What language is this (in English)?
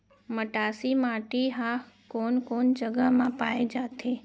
Chhattisgarhi